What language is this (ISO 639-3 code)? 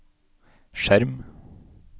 nor